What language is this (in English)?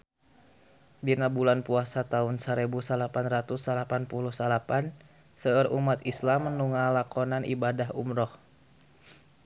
Sundanese